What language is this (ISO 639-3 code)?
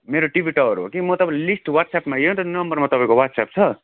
nep